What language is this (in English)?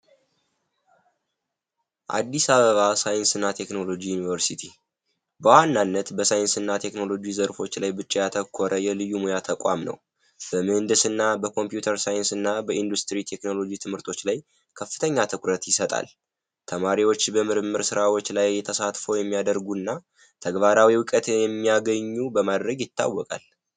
Amharic